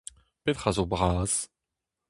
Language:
Breton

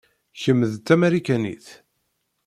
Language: Kabyle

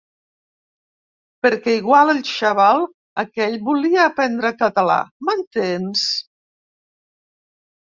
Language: Catalan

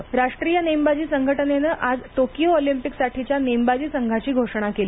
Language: Marathi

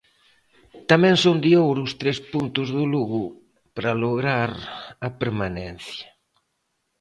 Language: Galician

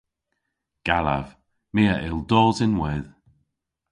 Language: Cornish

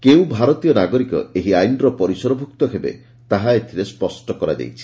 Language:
Odia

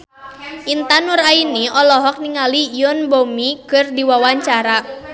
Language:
Sundanese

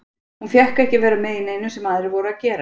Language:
Icelandic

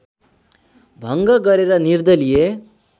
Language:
Nepali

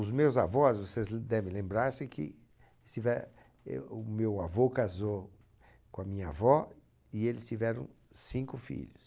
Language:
Portuguese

